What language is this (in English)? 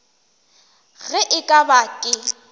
Northern Sotho